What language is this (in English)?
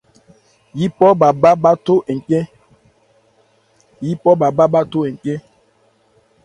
Ebrié